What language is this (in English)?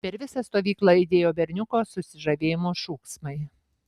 Lithuanian